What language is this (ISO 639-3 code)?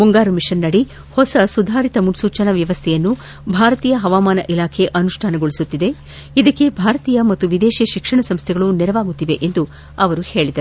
kan